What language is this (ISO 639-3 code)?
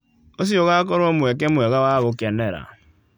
kik